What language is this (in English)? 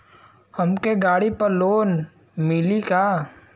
Bhojpuri